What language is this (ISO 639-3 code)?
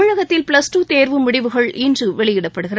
tam